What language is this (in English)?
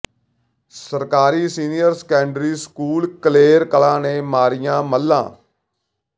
Punjabi